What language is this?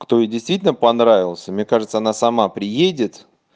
Russian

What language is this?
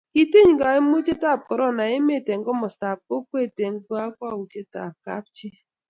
Kalenjin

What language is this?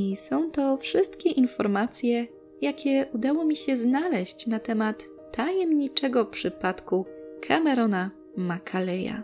Polish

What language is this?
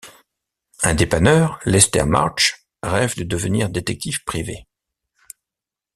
French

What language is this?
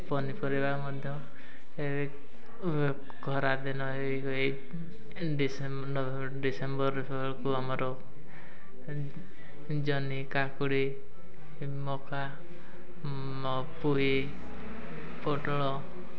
Odia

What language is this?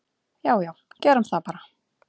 Icelandic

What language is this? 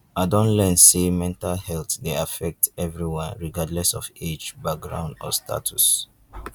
Nigerian Pidgin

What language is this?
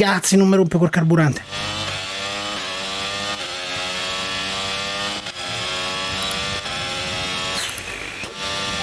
Italian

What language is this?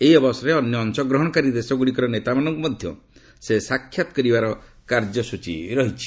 Odia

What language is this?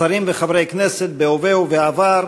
Hebrew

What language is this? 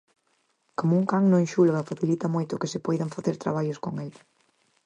Galician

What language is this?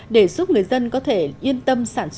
Vietnamese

